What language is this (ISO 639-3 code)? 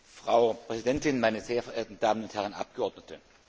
deu